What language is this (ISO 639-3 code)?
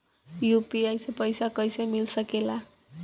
bho